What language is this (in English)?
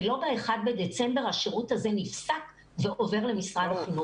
Hebrew